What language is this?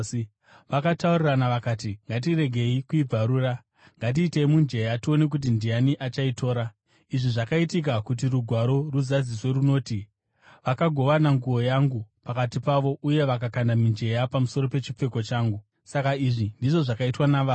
Shona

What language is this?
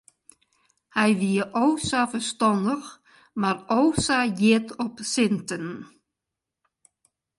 Western Frisian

